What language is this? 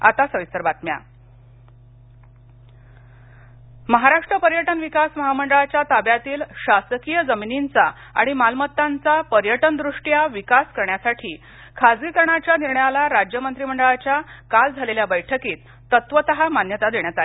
Marathi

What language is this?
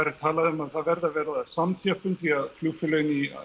Icelandic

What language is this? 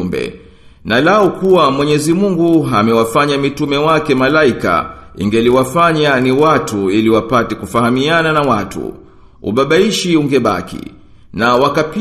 Swahili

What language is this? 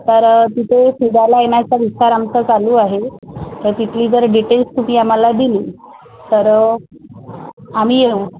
Marathi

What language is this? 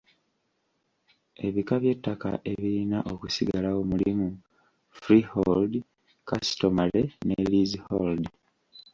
Ganda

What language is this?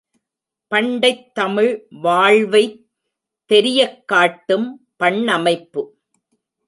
Tamil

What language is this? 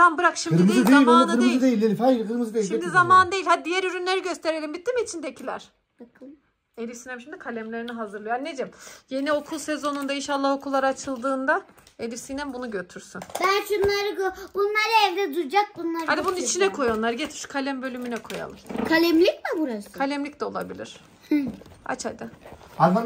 Turkish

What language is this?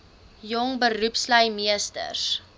Afrikaans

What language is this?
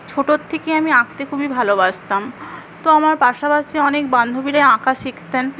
Bangla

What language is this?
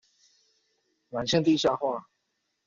Chinese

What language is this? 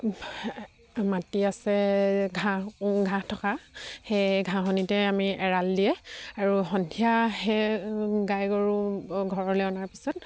Assamese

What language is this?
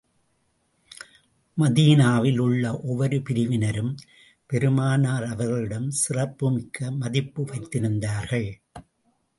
Tamil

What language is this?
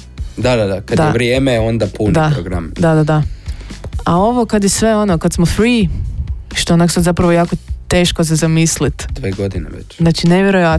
Croatian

